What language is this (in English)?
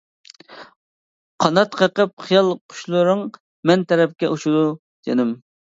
Uyghur